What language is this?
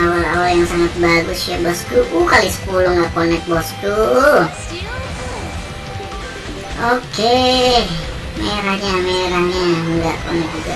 Indonesian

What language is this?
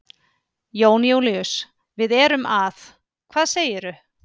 Icelandic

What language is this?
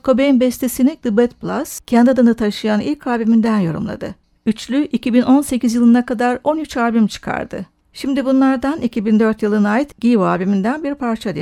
Turkish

